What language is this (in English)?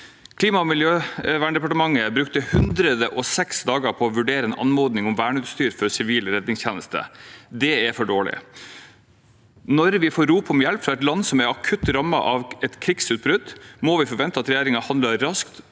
Norwegian